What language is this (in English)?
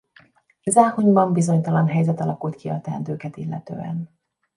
Hungarian